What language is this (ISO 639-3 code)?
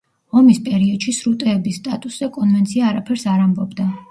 kat